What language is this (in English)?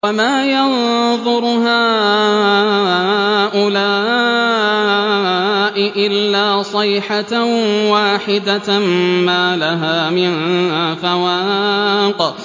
Arabic